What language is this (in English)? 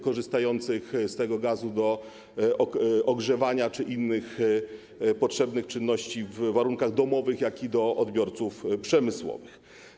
Polish